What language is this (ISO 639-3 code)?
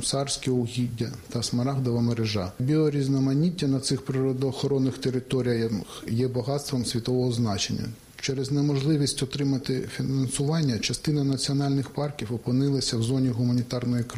ukr